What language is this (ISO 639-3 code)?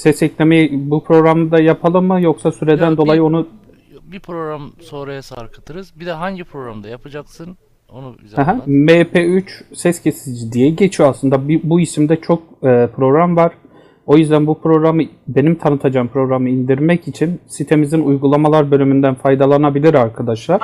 tur